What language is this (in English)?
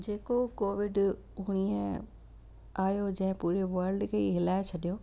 Sindhi